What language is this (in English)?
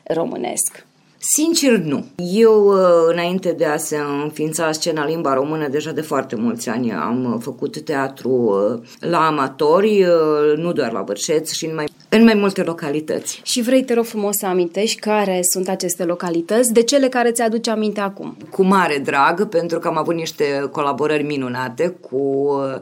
Romanian